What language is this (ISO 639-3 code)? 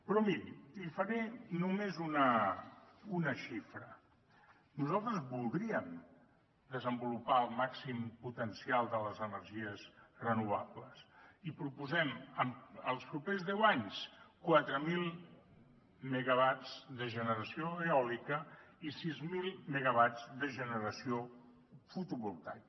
cat